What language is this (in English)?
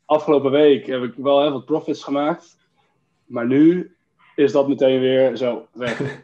Dutch